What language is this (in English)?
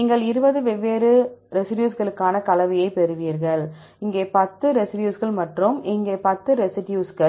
Tamil